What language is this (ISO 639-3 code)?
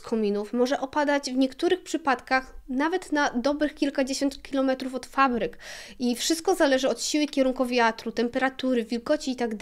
pol